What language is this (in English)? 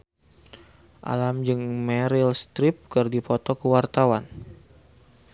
Sundanese